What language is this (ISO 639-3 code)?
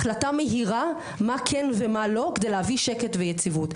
heb